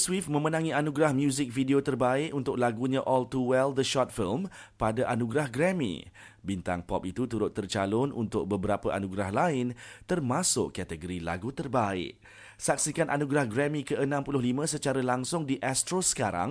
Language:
Malay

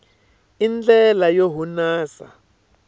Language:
Tsonga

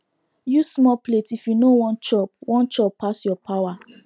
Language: Nigerian Pidgin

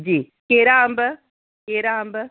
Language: Sindhi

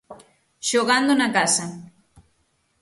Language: Galician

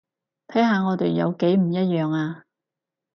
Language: Cantonese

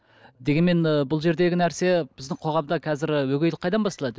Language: Kazakh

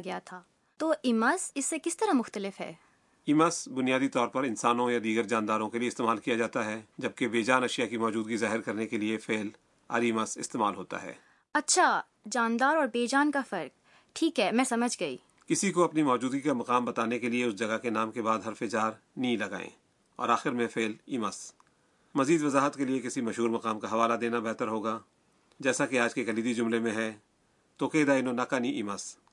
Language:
Urdu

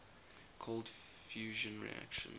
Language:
English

